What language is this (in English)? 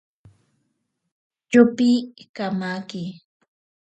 Ashéninka Perené